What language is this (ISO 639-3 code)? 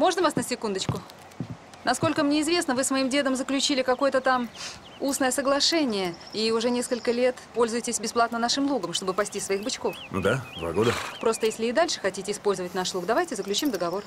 rus